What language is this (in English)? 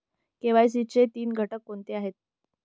Marathi